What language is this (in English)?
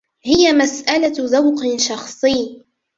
Arabic